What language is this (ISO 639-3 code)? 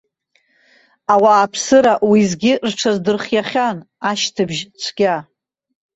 abk